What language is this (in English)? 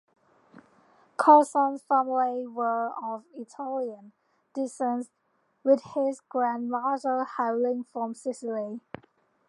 English